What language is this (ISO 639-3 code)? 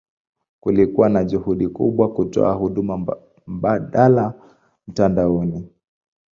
swa